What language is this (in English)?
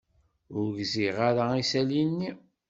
Kabyle